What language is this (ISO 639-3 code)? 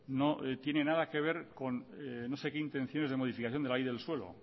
spa